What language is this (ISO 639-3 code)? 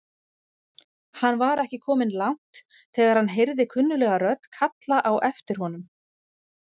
isl